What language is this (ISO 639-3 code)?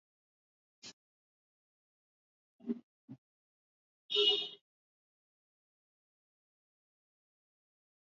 swa